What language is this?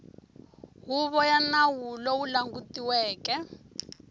Tsonga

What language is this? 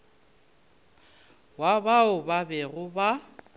Northern Sotho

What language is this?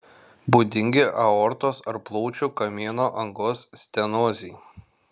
Lithuanian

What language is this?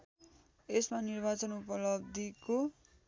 Nepali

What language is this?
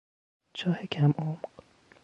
Persian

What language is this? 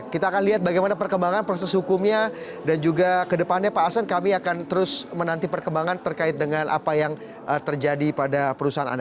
Indonesian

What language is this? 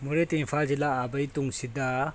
Manipuri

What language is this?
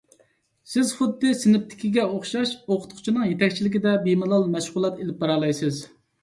Uyghur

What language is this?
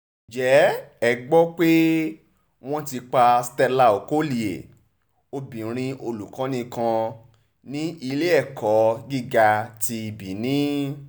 Yoruba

